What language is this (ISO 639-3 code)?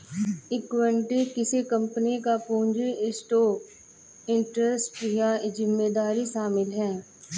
hin